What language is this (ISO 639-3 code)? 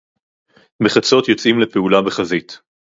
heb